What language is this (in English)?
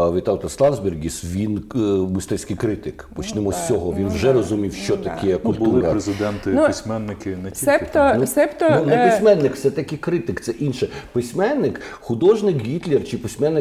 Ukrainian